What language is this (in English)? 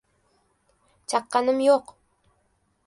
Uzbek